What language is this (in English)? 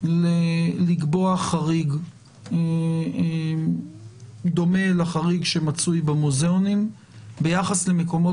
Hebrew